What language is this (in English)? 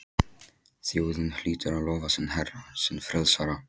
Icelandic